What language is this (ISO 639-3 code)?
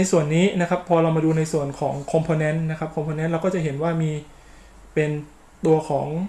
tha